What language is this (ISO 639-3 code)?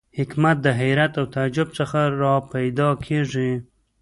pus